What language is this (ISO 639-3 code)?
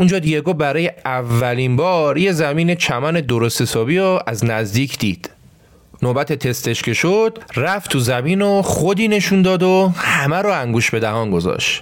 fas